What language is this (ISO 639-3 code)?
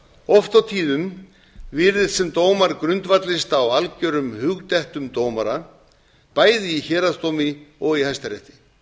isl